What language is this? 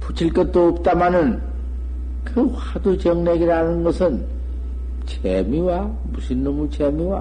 Korean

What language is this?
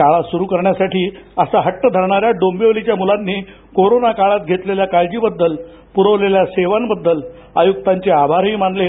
Marathi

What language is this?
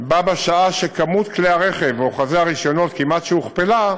Hebrew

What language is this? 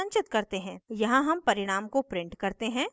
Hindi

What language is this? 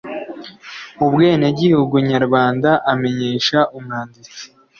Kinyarwanda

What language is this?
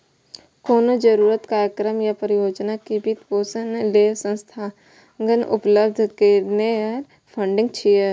Maithili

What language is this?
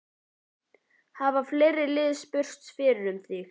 Icelandic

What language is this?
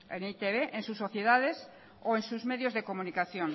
Spanish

